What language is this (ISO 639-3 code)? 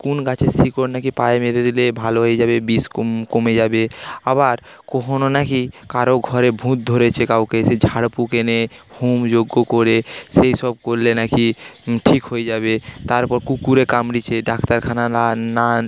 ben